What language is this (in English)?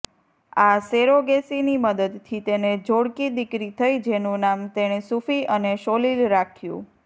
Gujarati